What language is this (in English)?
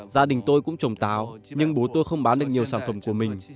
Vietnamese